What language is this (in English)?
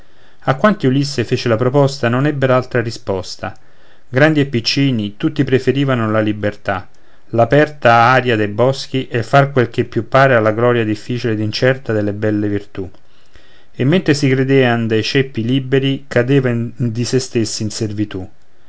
Italian